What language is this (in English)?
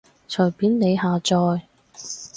Cantonese